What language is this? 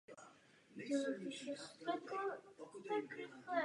Czech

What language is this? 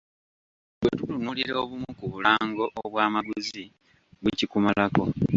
Ganda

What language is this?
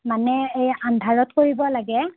Assamese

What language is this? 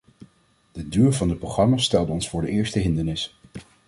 Dutch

